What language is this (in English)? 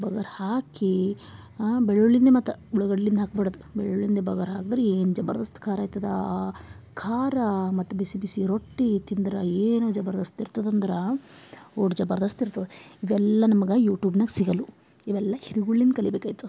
Kannada